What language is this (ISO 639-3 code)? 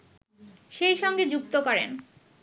ben